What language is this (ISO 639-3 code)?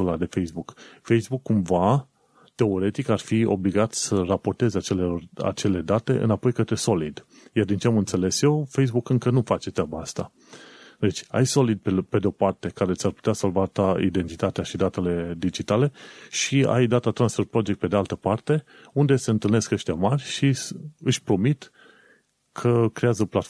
ron